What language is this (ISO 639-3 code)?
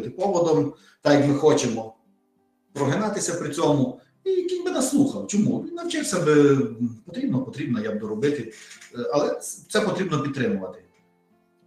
ukr